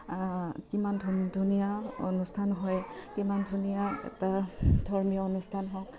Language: Assamese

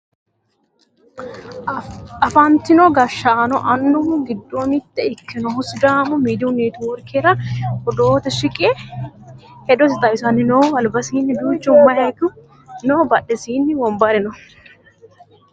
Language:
Sidamo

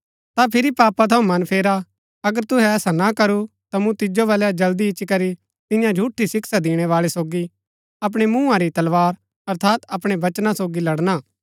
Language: Gaddi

